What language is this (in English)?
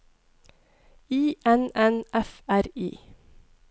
Norwegian